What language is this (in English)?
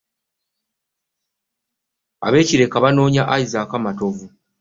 Ganda